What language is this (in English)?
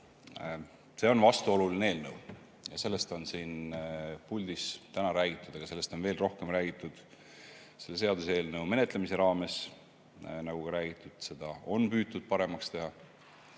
Estonian